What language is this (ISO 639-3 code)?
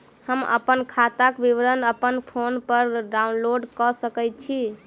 mai